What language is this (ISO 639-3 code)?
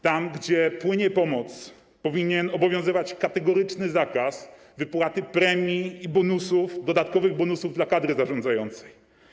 pol